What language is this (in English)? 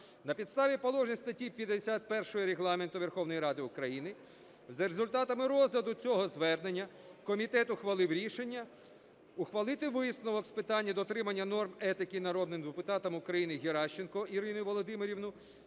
Ukrainian